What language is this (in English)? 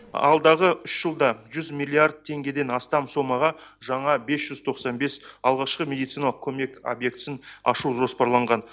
Kazakh